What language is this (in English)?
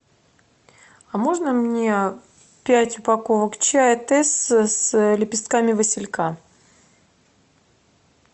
Russian